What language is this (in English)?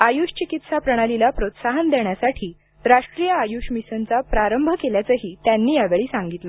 Marathi